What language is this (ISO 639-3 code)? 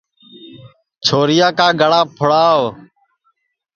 ssi